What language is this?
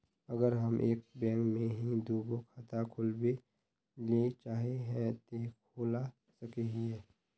Magahi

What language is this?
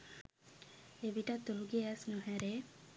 Sinhala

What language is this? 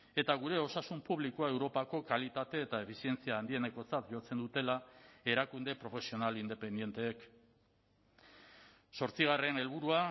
Basque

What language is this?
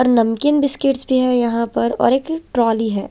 Hindi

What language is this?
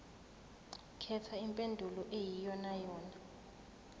Zulu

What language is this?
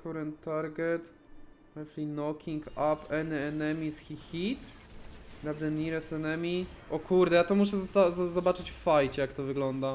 Polish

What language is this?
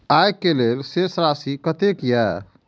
Maithili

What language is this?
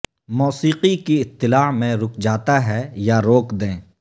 Urdu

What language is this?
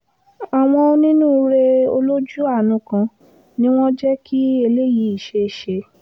Yoruba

